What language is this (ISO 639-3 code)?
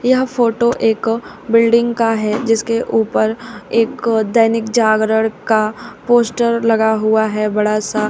hin